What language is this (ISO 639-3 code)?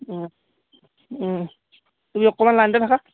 asm